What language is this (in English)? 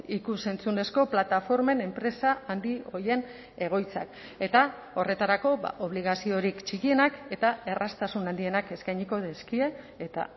Basque